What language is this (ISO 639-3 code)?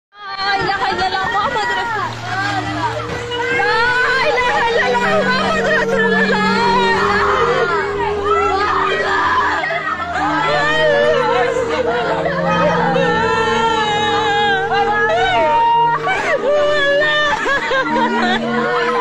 ind